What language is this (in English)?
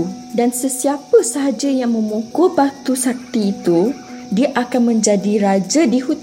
Malay